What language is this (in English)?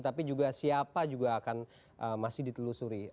Indonesian